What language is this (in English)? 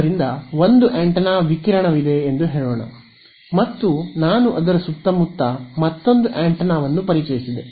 Kannada